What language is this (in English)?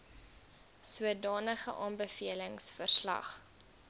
Afrikaans